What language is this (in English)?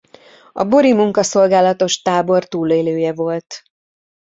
Hungarian